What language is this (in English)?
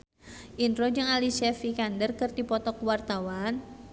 Sundanese